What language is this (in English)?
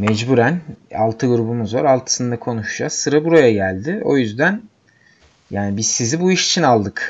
Turkish